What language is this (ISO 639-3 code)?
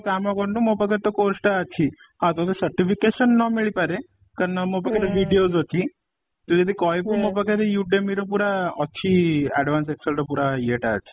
ori